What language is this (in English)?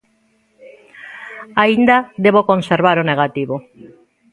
Galician